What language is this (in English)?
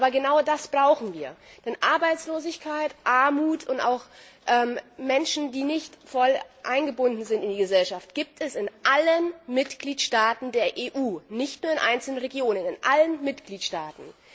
German